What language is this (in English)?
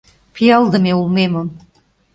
Mari